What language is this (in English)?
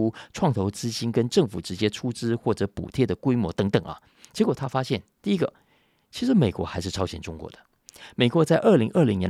Chinese